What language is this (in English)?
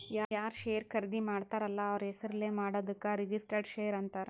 Kannada